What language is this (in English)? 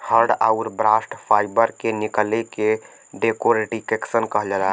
Bhojpuri